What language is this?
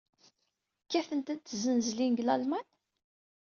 Kabyle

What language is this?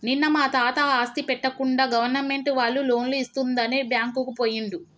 Telugu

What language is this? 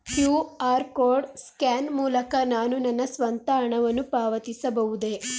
Kannada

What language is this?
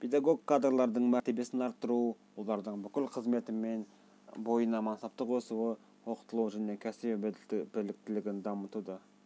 Kazakh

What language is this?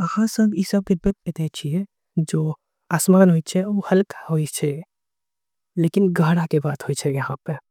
Angika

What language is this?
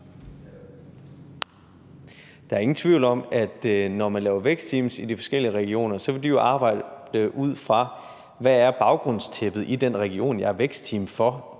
Danish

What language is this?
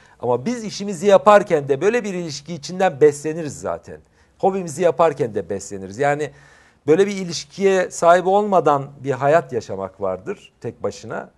Turkish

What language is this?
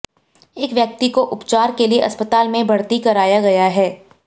Hindi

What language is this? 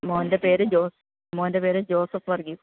Malayalam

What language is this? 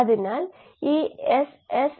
Malayalam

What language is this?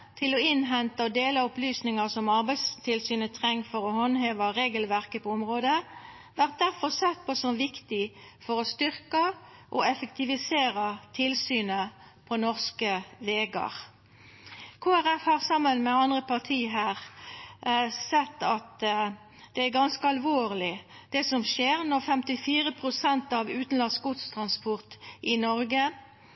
Norwegian Nynorsk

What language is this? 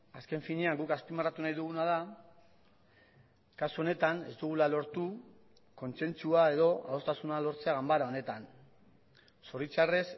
Basque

